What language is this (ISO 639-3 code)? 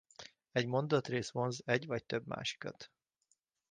hun